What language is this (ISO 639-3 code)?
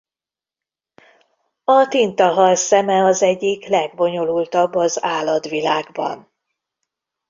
hun